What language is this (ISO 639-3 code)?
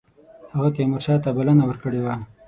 pus